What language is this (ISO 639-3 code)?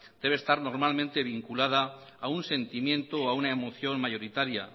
spa